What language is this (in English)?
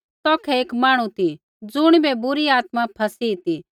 Kullu Pahari